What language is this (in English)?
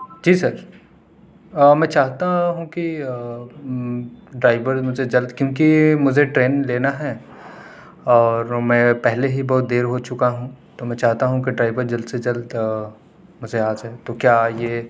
Urdu